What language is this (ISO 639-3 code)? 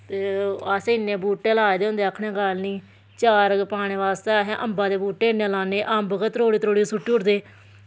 doi